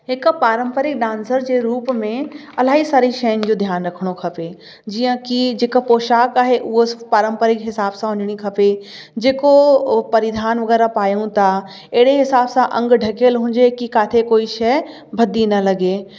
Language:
Sindhi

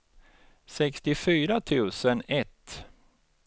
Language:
Swedish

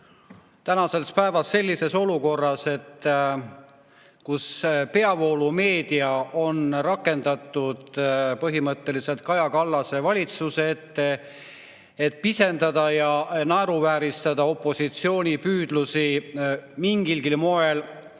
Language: Estonian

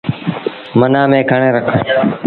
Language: Sindhi Bhil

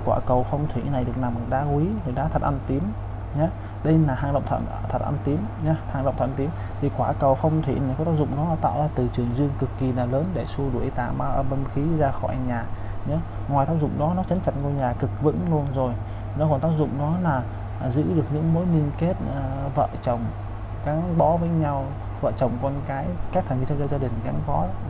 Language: Vietnamese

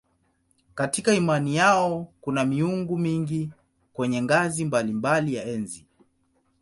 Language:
Swahili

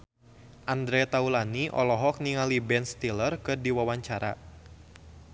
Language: Sundanese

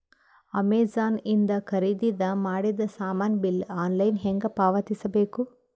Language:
Kannada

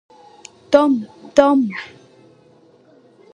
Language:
Occitan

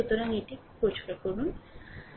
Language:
Bangla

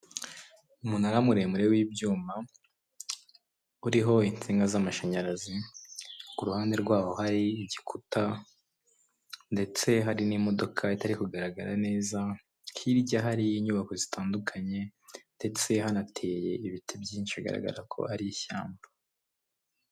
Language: Kinyarwanda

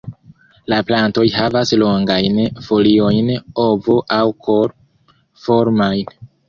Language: Esperanto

